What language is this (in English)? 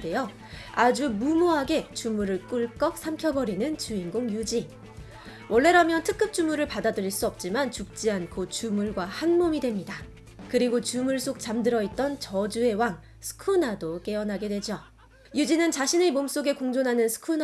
Korean